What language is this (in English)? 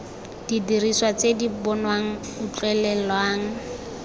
Tswana